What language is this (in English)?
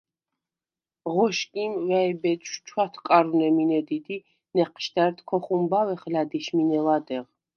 Svan